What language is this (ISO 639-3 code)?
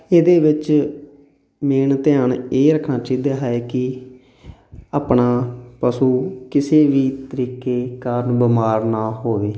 pan